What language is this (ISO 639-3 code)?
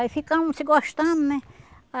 por